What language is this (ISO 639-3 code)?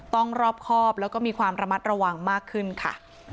tha